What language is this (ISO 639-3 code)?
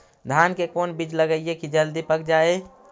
mag